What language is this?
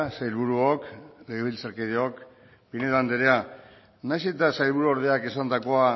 Basque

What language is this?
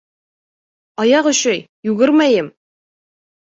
Bashkir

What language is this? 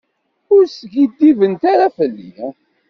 Kabyle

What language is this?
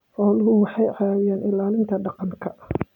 Somali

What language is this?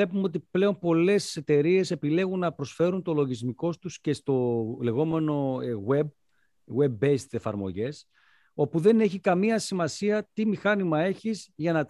Greek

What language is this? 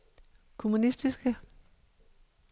Danish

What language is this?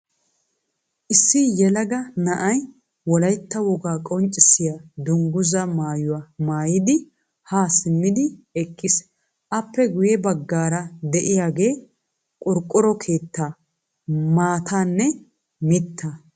Wolaytta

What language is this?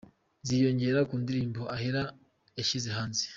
Kinyarwanda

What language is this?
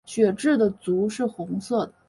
Chinese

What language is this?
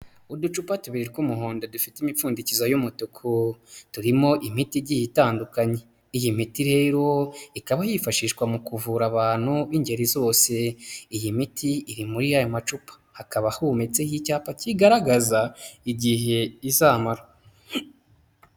Kinyarwanda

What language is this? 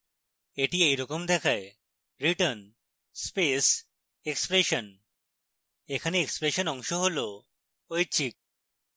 Bangla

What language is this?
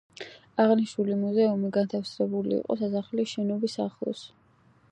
Georgian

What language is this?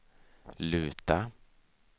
Swedish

